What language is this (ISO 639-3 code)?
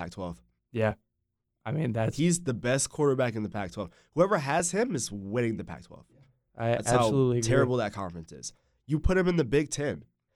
eng